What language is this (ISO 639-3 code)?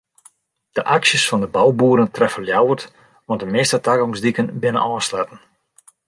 fry